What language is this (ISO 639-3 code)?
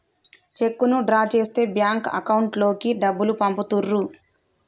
tel